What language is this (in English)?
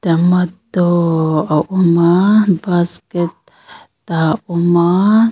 Mizo